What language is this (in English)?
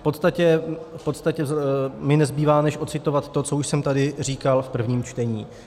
Czech